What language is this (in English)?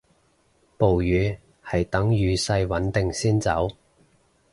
Cantonese